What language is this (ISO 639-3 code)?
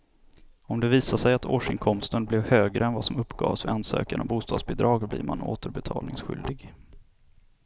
swe